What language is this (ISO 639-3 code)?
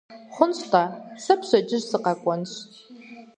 kbd